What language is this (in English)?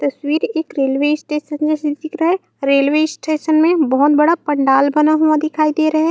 Chhattisgarhi